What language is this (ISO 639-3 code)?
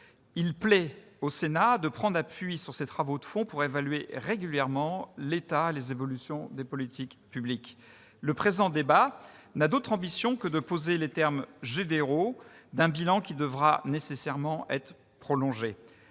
fra